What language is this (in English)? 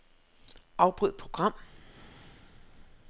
Danish